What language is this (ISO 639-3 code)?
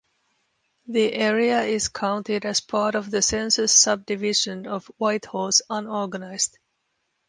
eng